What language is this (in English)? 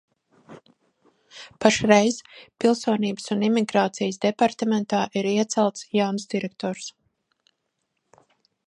Latvian